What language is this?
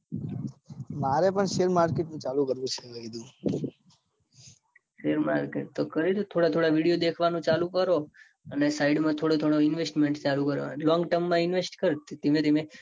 Gujarati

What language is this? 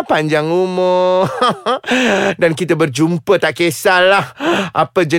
Malay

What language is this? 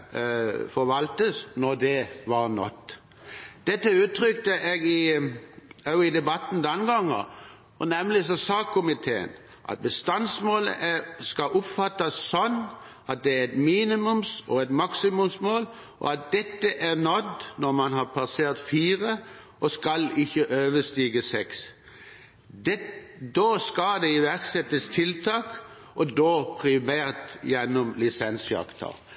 Norwegian Bokmål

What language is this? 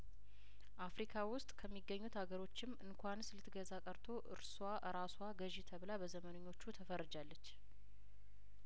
Amharic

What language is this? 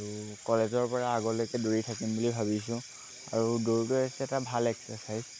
Assamese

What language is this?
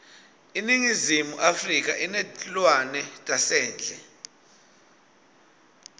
Swati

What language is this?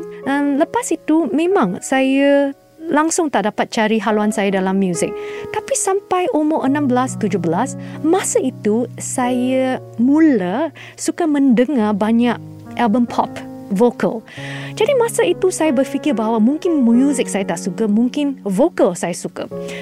Malay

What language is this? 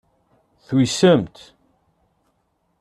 Kabyle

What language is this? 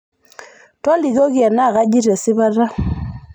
Masai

